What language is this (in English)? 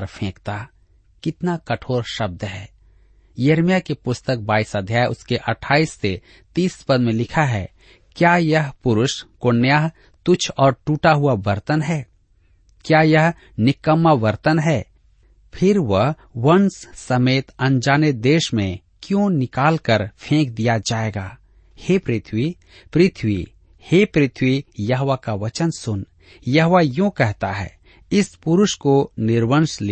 Hindi